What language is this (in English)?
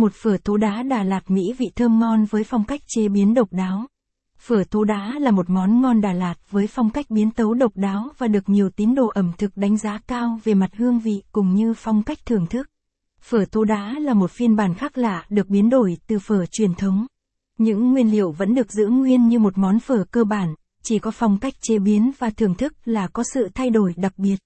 Vietnamese